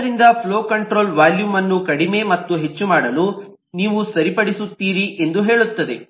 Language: Kannada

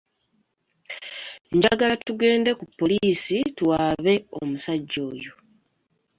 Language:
Ganda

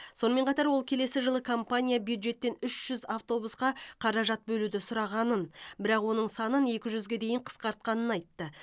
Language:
Kazakh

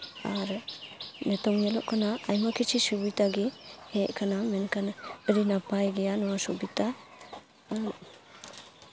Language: Santali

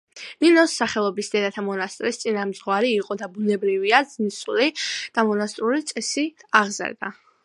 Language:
Georgian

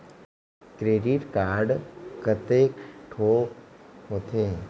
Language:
Chhattisgarhi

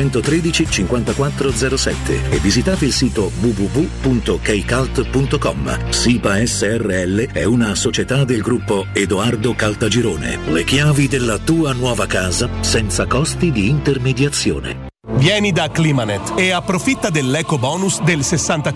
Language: Italian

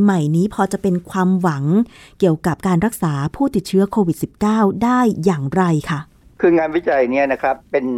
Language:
Thai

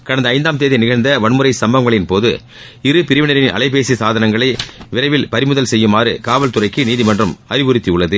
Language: Tamil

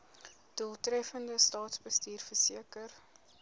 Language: Afrikaans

